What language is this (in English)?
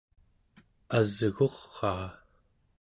Central Yupik